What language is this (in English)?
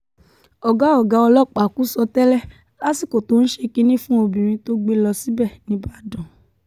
Yoruba